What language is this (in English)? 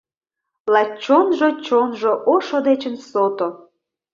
Mari